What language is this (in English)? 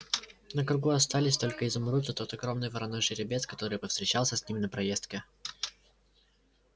Russian